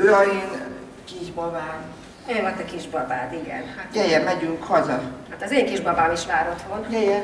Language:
Hungarian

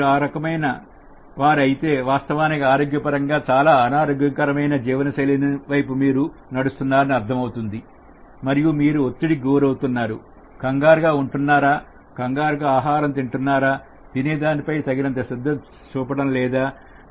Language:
Telugu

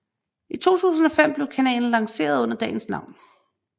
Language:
Danish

